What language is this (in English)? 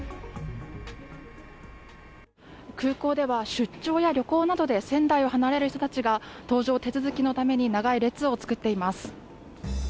Japanese